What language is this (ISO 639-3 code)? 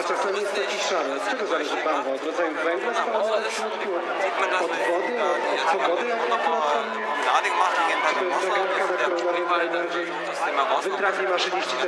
pol